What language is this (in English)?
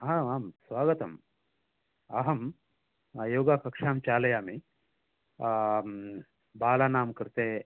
Sanskrit